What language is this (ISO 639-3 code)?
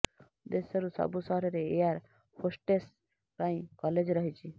ori